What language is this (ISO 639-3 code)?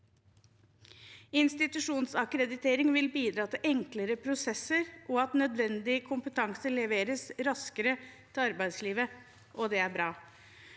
nor